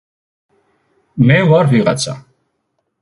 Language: Georgian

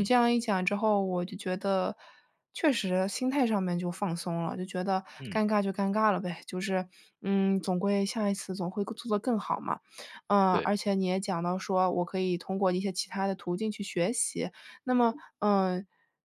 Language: Chinese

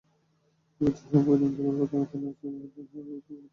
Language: Bangla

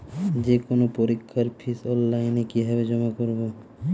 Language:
Bangla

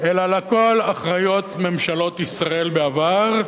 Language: Hebrew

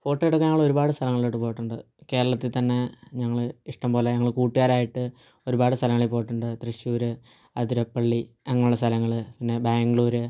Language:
Malayalam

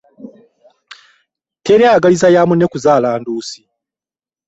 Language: Ganda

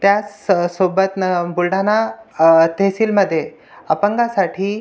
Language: Marathi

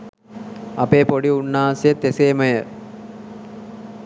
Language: Sinhala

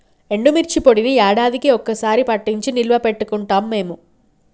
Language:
Telugu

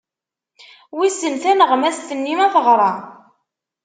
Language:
Kabyle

